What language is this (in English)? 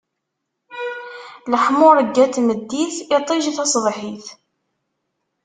Kabyle